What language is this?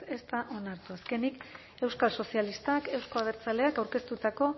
Basque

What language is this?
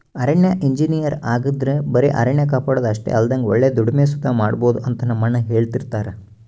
Kannada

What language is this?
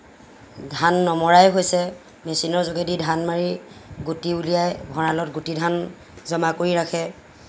Assamese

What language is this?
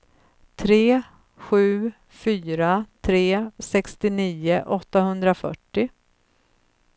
Swedish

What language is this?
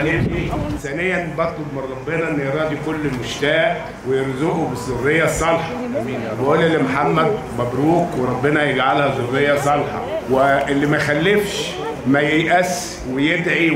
Arabic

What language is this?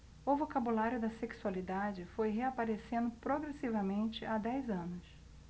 Portuguese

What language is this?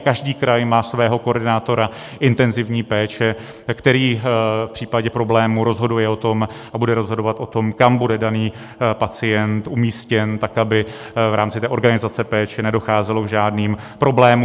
Czech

